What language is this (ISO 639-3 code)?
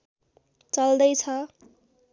nep